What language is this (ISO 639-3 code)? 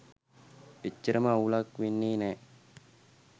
sin